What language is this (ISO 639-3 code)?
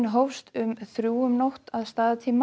isl